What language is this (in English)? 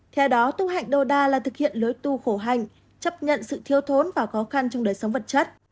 Vietnamese